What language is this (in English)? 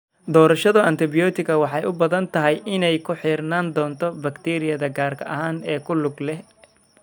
Somali